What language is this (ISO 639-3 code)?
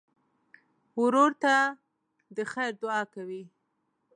pus